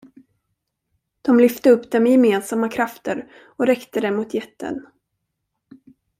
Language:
Swedish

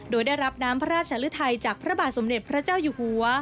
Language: Thai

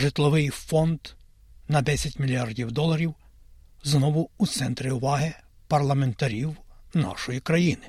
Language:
Ukrainian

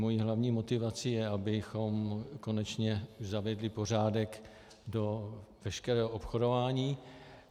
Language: Czech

